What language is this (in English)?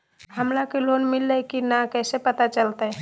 Magahi